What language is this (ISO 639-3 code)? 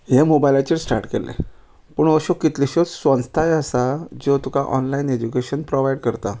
kok